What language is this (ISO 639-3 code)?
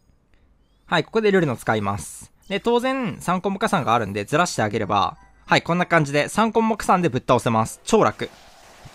jpn